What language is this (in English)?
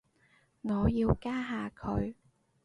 Cantonese